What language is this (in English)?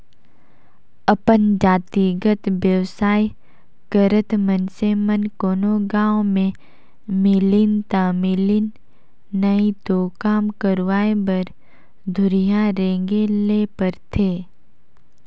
Chhattisgarhi